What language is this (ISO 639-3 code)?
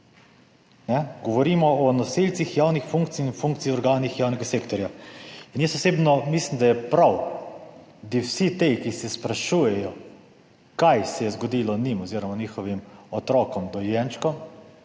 slv